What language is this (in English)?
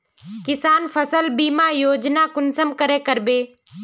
Magahi